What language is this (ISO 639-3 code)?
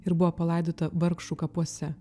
lit